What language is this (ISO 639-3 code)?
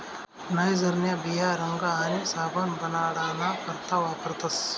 mar